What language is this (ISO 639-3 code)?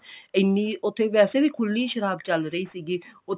pan